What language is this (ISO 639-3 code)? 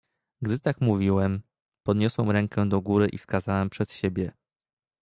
pol